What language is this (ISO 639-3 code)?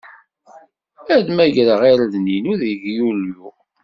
kab